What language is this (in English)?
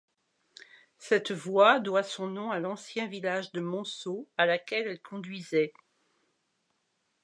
French